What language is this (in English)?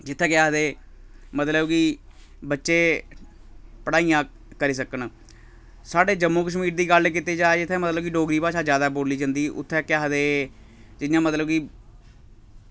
Dogri